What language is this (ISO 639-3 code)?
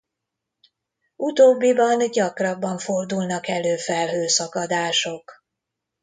hun